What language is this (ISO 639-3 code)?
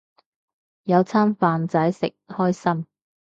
yue